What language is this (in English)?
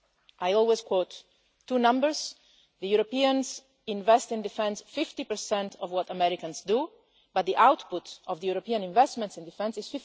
English